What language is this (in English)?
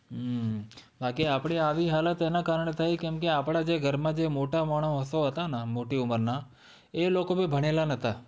Gujarati